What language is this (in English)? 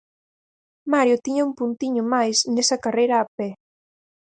Galician